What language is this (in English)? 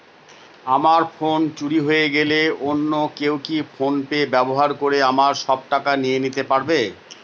Bangla